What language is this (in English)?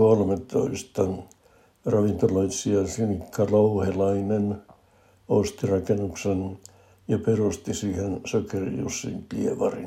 Finnish